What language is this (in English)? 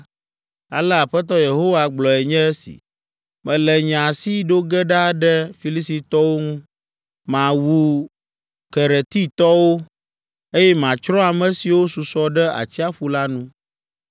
Ewe